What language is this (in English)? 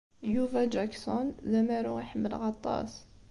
Kabyle